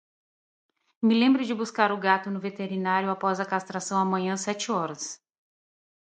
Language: Portuguese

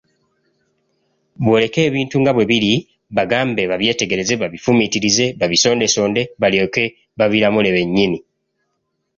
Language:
Ganda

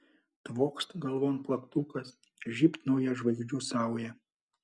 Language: Lithuanian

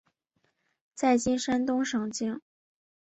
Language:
Chinese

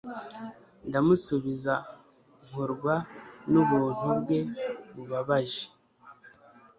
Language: Kinyarwanda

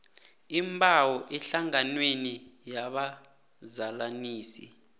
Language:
South Ndebele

